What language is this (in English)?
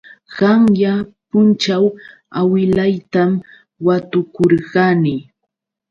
Yauyos Quechua